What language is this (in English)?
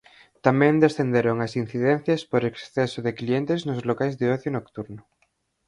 Galician